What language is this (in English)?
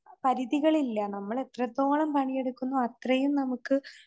Malayalam